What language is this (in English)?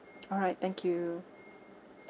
English